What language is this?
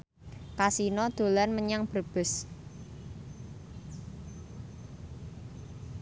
Javanese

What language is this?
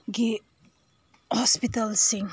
Manipuri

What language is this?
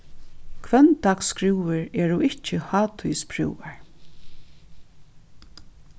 Faroese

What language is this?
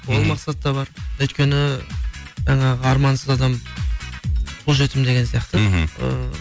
Kazakh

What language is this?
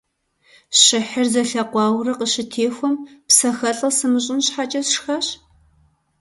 Kabardian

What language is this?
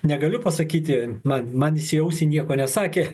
Lithuanian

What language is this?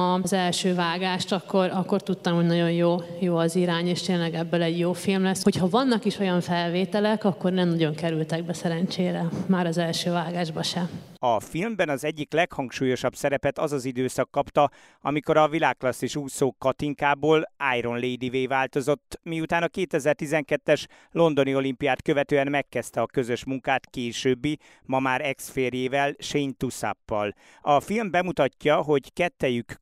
Hungarian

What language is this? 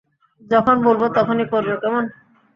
Bangla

